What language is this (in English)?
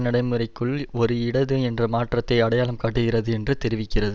Tamil